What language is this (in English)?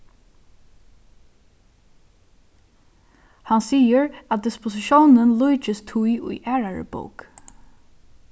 Faroese